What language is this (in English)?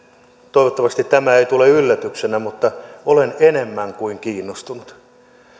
Finnish